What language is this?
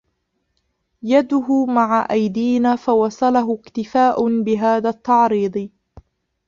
Arabic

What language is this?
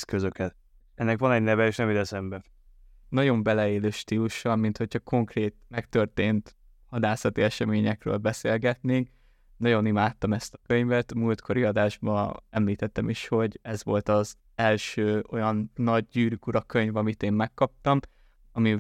Hungarian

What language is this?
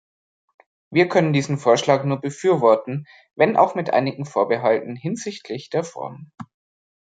German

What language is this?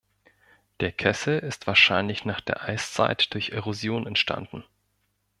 German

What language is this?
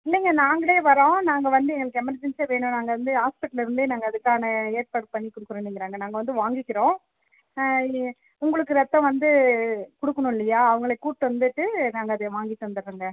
Tamil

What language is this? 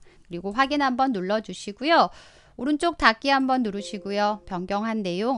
Korean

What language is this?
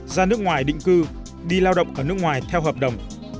Vietnamese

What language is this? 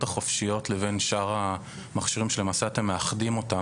Hebrew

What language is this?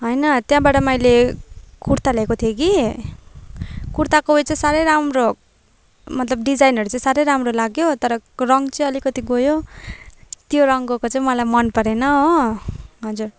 Nepali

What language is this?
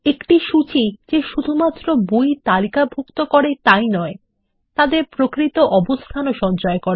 Bangla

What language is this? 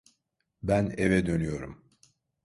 Turkish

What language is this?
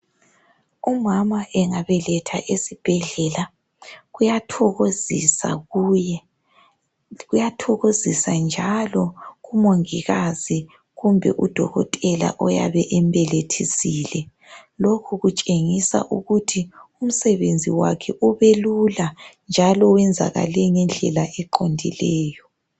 North Ndebele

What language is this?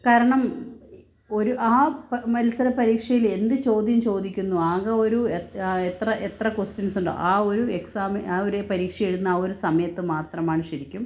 Malayalam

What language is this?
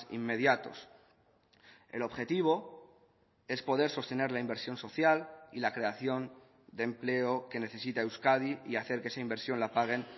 Spanish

